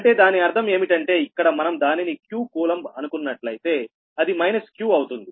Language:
Telugu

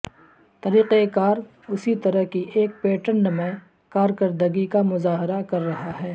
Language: Urdu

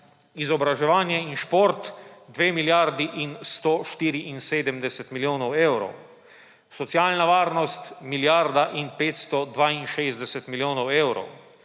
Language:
Slovenian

